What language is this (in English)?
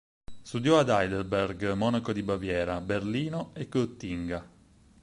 Italian